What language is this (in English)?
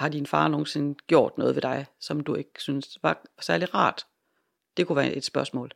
Danish